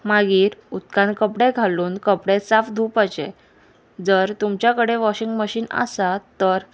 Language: Konkani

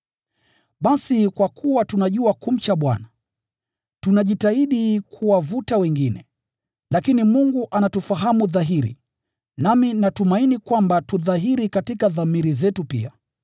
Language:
Swahili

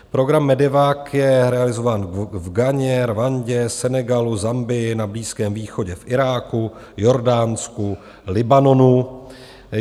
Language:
Czech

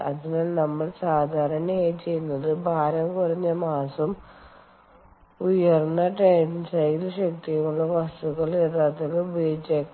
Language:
Malayalam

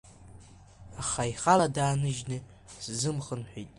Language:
Abkhazian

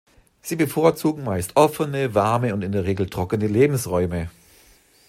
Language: German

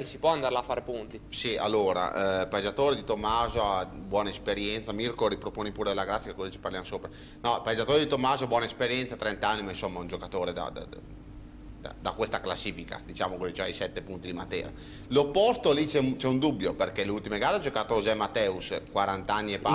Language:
Italian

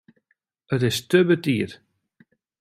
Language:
Western Frisian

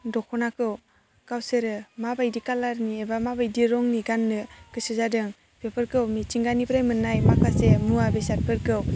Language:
Bodo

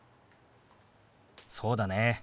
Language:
Japanese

